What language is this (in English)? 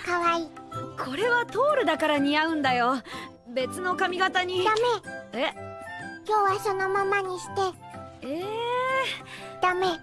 Japanese